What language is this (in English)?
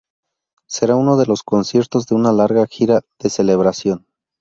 Spanish